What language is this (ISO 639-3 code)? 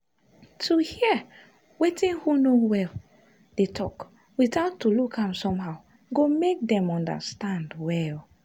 pcm